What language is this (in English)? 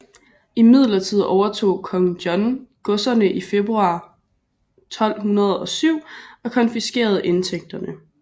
Danish